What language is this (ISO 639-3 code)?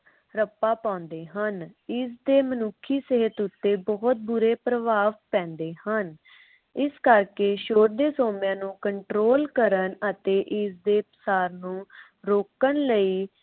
pan